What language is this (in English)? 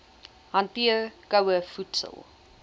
Afrikaans